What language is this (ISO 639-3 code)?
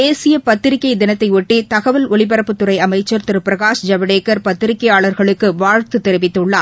tam